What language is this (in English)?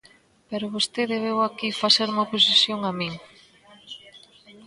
Galician